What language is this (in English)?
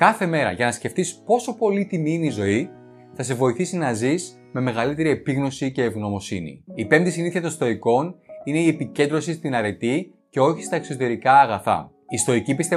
Greek